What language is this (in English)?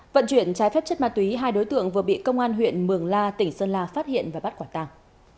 Vietnamese